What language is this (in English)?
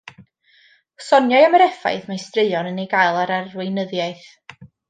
Welsh